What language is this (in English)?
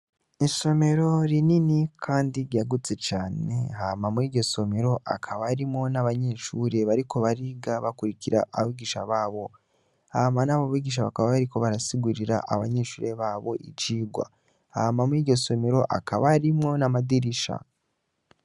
Rundi